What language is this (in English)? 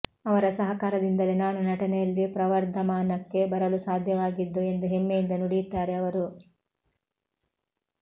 Kannada